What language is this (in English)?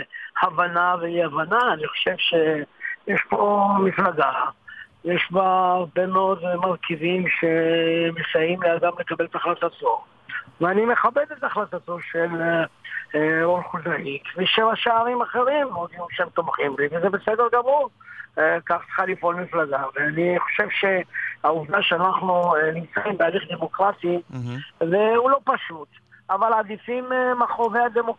Hebrew